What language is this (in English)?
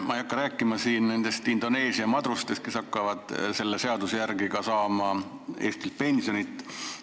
Estonian